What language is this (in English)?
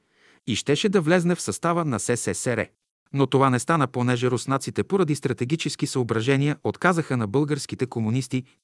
Bulgarian